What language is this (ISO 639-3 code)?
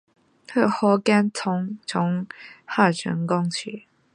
zho